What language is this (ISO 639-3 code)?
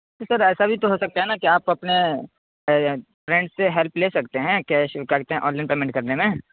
urd